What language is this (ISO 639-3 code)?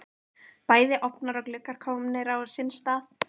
isl